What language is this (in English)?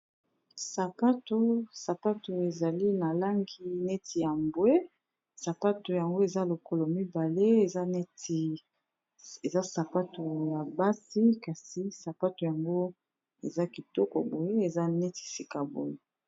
Lingala